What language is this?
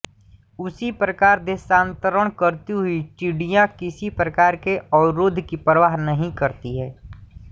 Hindi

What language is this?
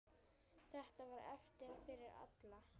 Icelandic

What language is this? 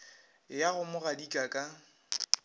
Northern Sotho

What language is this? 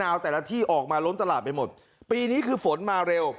Thai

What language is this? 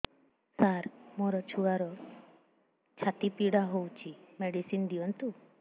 Odia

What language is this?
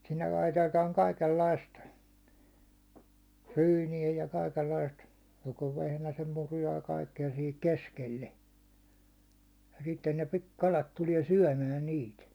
Finnish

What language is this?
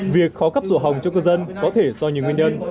Vietnamese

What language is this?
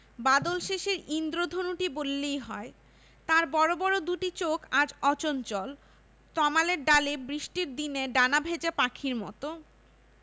Bangla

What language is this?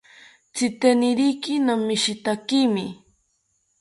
South Ucayali Ashéninka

